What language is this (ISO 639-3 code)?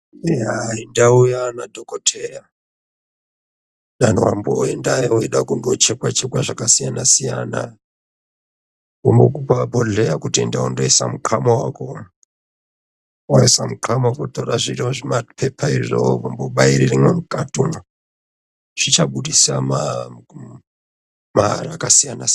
ndc